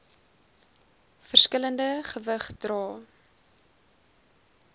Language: Afrikaans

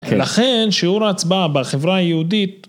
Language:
Hebrew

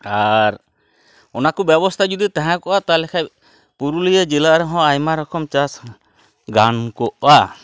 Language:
Santali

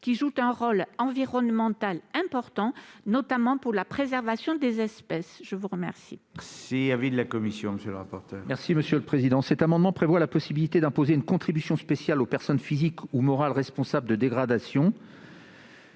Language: French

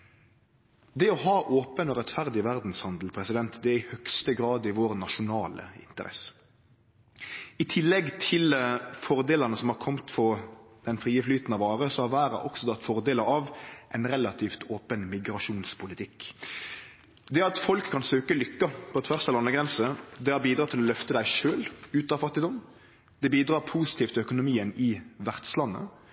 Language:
Norwegian Nynorsk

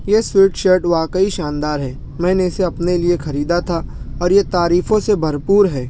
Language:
Urdu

